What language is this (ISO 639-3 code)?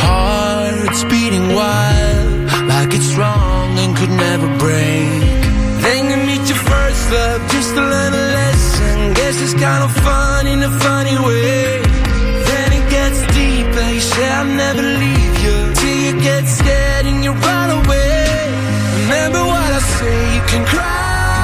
ita